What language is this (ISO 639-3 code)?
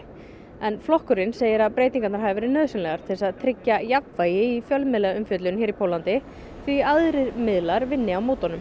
isl